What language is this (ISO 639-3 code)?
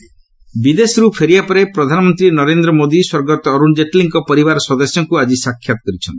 ori